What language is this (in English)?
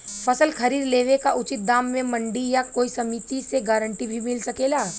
Bhojpuri